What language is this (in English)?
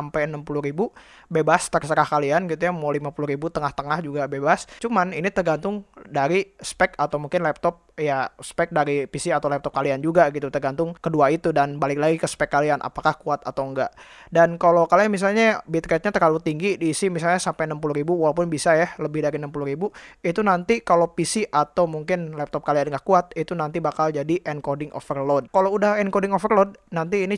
Indonesian